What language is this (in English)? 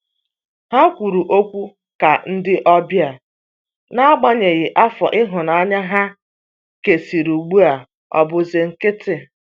Igbo